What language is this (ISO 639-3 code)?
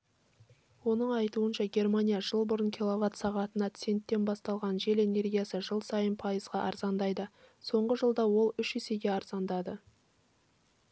kaz